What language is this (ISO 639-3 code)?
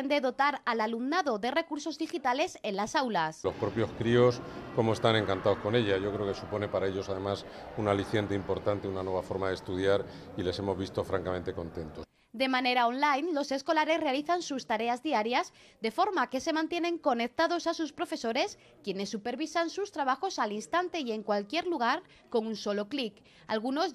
spa